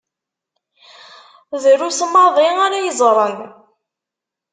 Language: Kabyle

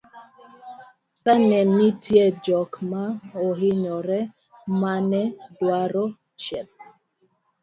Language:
Luo (Kenya and Tanzania)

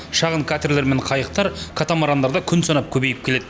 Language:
Kazakh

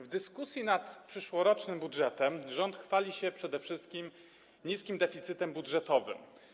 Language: Polish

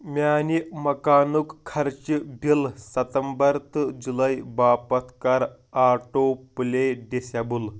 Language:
Kashmiri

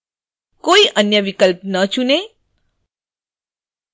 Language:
Hindi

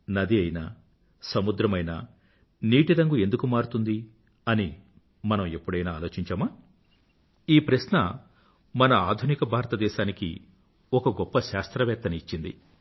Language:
Telugu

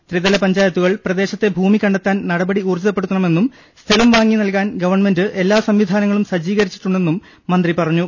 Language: Malayalam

